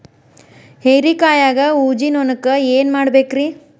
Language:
Kannada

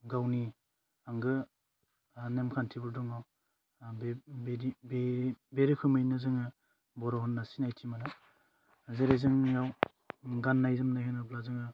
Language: Bodo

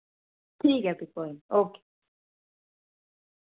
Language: Dogri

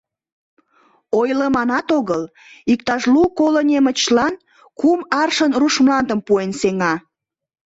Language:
Mari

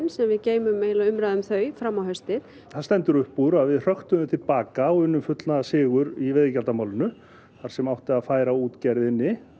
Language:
Icelandic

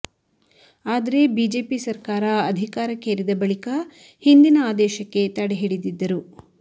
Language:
Kannada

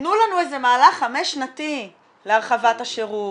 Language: Hebrew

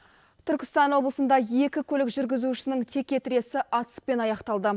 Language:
Kazakh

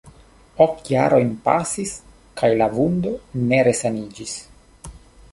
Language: Esperanto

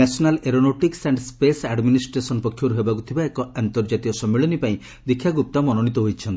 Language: Odia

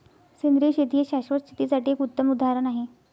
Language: Marathi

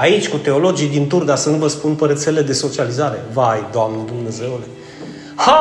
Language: Romanian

